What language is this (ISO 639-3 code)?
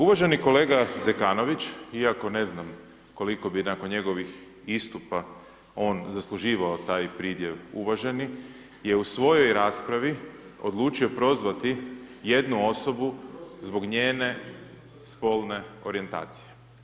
hrv